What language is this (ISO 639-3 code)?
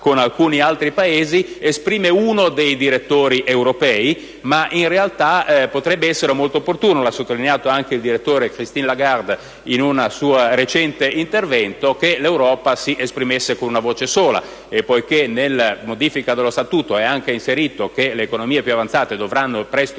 ita